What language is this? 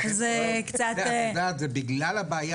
Hebrew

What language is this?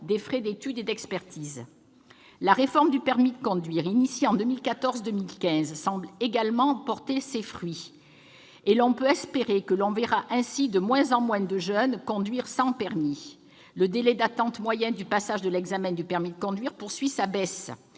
French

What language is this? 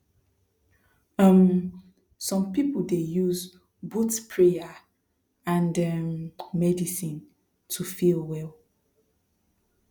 Nigerian Pidgin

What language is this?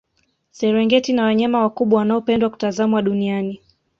Swahili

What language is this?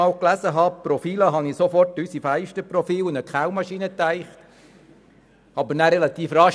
Swiss German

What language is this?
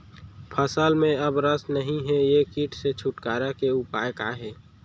Chhattisgarhi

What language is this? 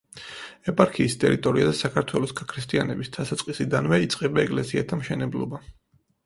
Georgian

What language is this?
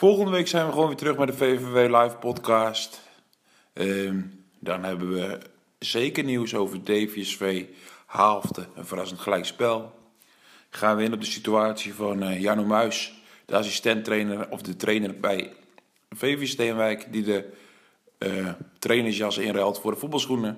Dutch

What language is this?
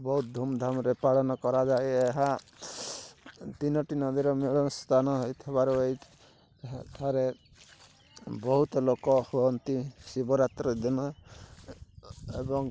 Odia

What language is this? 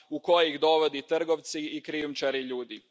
Croatian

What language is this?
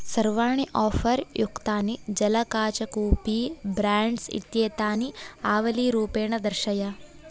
Sanskrit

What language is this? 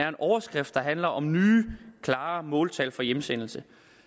Danish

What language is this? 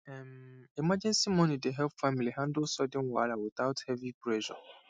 Nigerian Pidgin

